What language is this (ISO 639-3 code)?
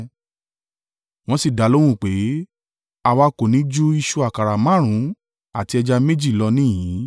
yor